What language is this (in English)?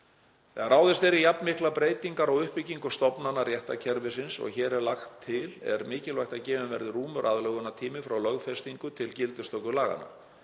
Icelandic